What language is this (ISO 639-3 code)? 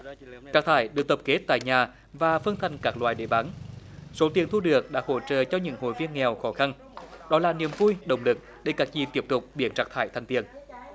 vie